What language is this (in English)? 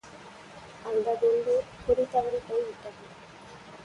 Tamil